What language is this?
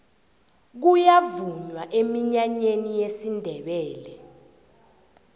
South Ndebele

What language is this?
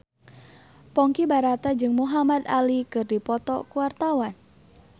Sundanese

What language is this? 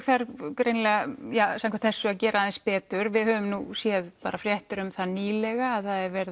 Icelandic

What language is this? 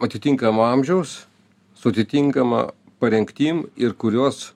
Lithuanian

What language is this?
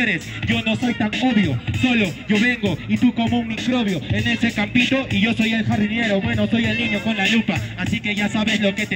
Spanish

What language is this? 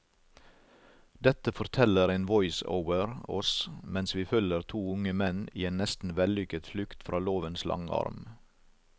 Norwegian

